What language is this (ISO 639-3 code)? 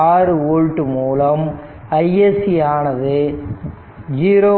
tam